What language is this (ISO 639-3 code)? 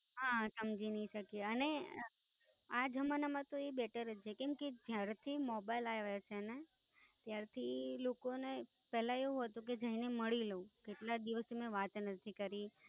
guj